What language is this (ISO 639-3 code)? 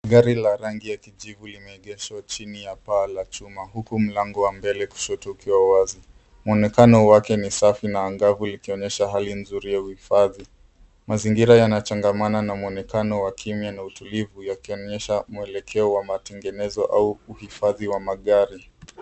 swa